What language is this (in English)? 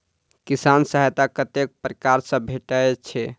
Maithili